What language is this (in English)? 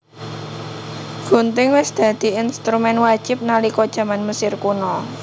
Javanese